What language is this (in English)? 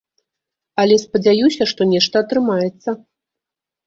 Belarusian